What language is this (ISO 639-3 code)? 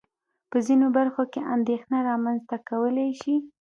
pus